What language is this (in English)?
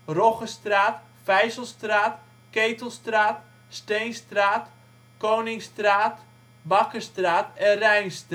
Dutch